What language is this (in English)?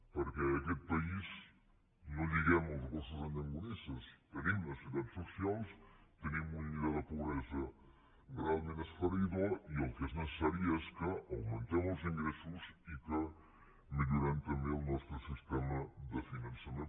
Catalan